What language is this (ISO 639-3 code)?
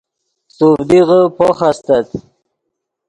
ydg